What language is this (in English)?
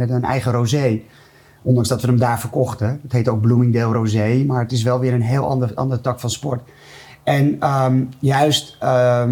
Dutch